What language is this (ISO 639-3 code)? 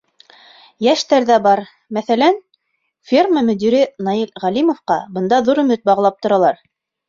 bak